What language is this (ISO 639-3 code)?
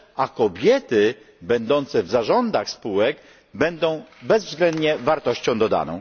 pol